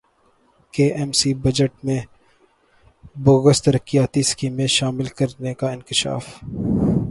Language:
Urdu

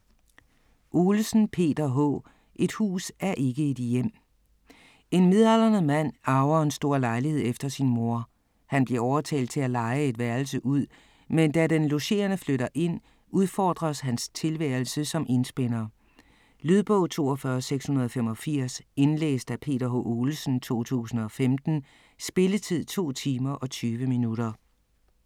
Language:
Danish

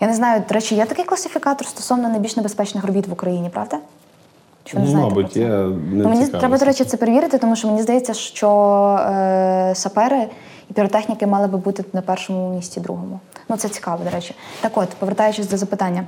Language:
Ukrainian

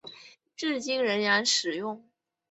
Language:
Chinese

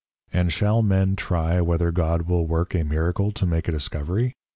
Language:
English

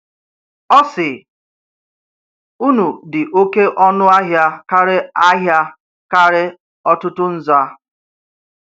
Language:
Igbo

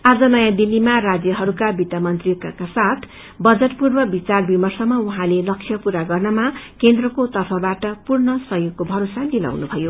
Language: Nepali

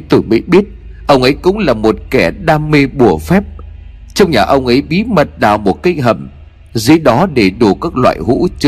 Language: Vietnamese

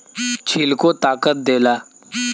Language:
Bhojpuri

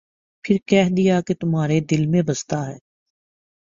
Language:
Urdu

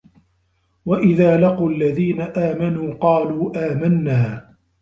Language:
Arabic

